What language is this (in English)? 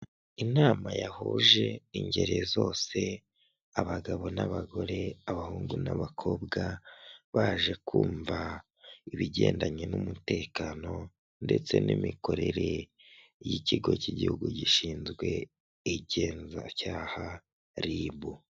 Kinyarwanda